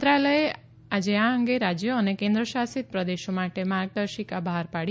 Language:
Gujarati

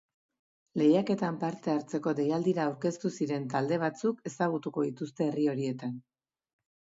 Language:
Basque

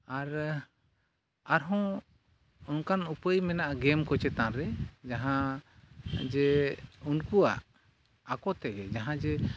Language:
Santali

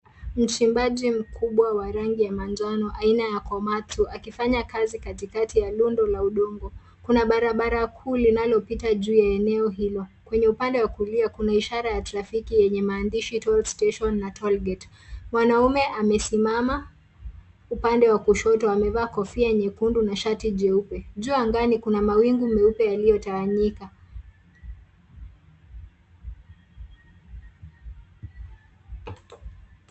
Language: Swahili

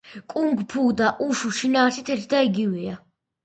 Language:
Georgian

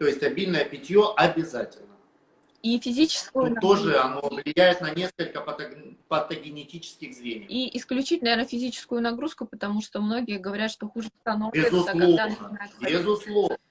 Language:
Russian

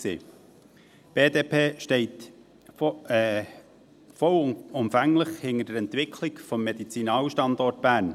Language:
Swiss German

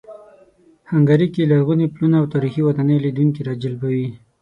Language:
Pashto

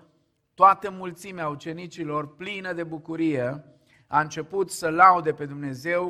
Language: Romanian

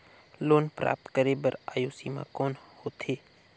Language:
Chhattisgarhi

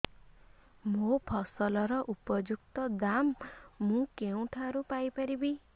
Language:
Odia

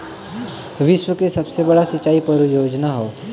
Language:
Bhojpuri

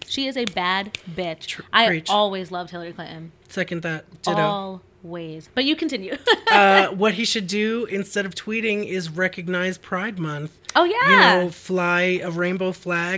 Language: English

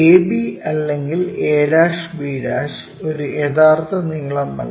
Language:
Malayalam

